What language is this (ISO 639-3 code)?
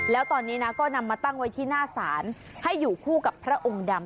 tha